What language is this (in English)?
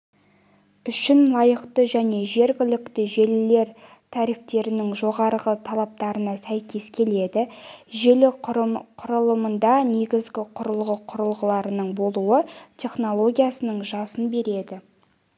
Kazakh